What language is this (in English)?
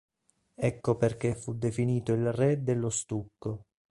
Italian